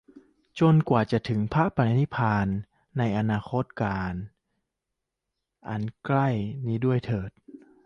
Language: Thai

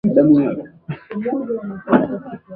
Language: Swahili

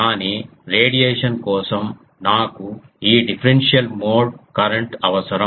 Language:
Telugu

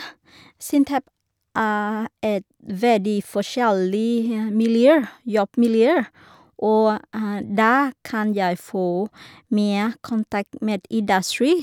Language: Norwegian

